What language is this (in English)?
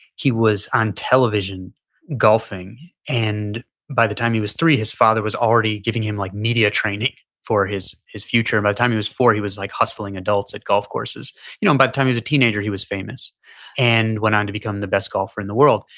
English